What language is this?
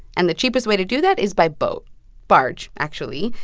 English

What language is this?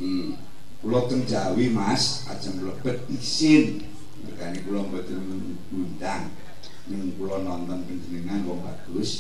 Indonesian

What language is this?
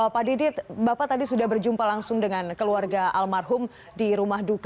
Indonesian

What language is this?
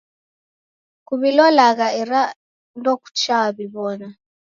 Taita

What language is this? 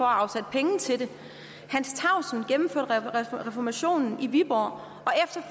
Danish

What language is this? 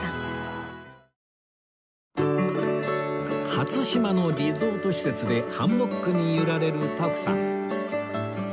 Japanese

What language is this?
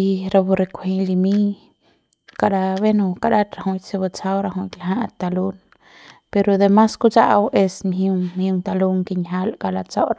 Central Pame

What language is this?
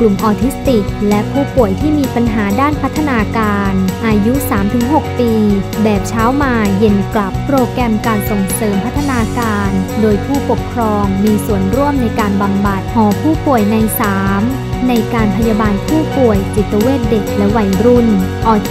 Thai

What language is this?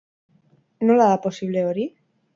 Basque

